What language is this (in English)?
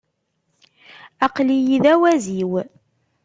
Kabyle